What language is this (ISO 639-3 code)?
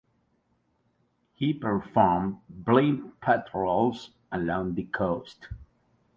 eng